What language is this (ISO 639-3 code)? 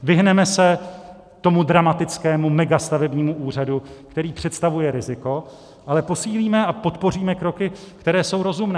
ces